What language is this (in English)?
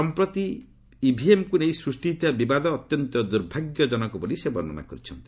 Odia